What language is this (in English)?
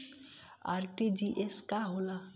Bhojpuri